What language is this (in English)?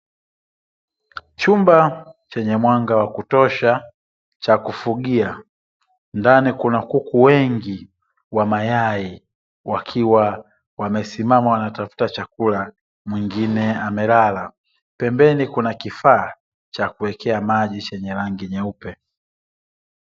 Swahili